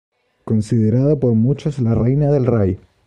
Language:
Spanish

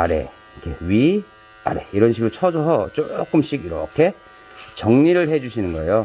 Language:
Korean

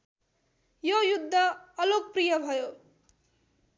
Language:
Nepali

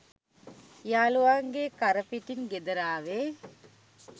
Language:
Sinhala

